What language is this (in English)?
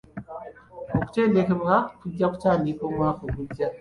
Ganda